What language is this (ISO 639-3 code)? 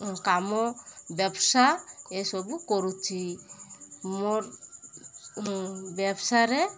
ori